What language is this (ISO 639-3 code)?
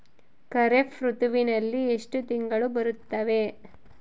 kan